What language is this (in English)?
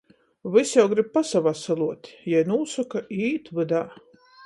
Latgalian